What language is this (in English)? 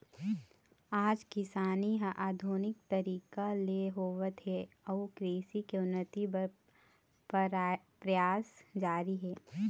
Chhattisgarhi